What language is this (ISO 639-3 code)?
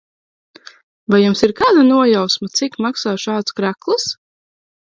lav